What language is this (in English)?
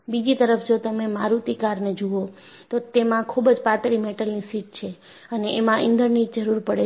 Gujarati